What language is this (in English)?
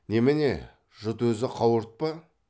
Kazakh